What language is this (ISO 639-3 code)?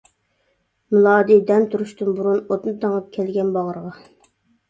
uig